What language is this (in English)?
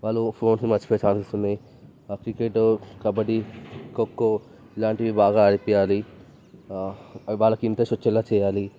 Telugu